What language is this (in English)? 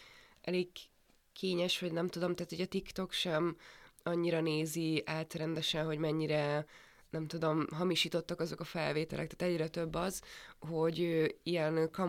Hungarian